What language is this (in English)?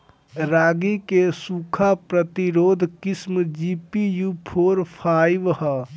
Bhojpuri